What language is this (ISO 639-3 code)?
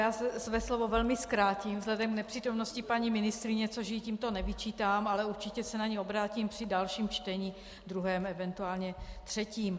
ces